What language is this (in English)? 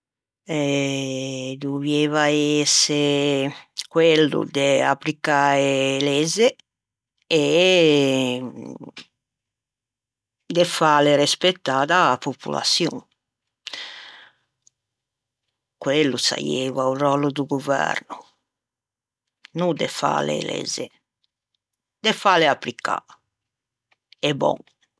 Ligurian